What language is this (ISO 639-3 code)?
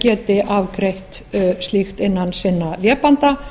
isl